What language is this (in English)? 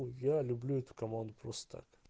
Russian